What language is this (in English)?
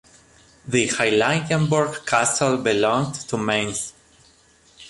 English